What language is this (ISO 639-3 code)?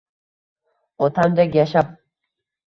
uzb